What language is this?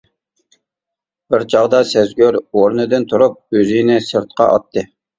Uyghur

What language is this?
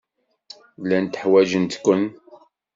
Kabyle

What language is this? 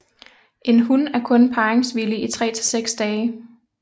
Danish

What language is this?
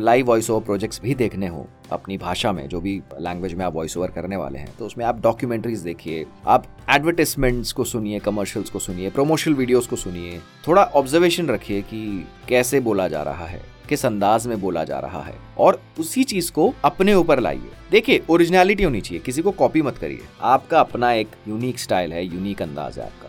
Hindi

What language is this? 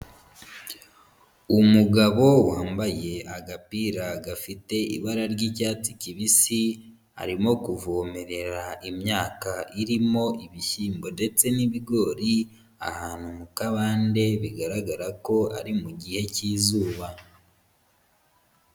Kinyarwanda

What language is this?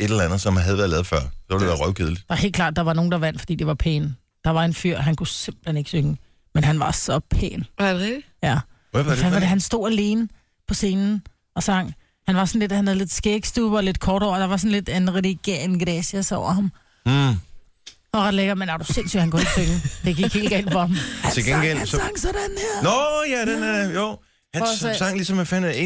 Danish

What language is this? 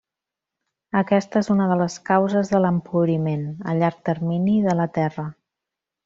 Catalan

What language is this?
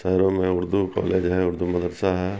Urdu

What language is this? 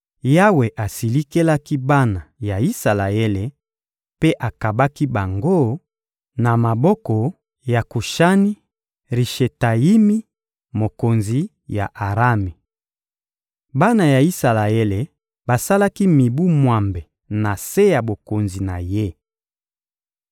Lingala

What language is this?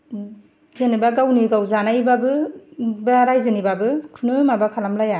Bodo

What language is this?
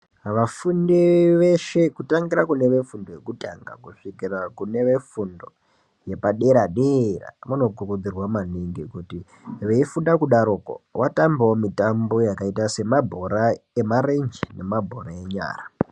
Ndau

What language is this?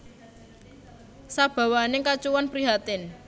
Javanese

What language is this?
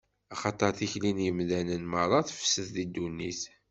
Kabyle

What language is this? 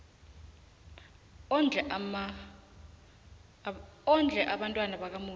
South Ndebele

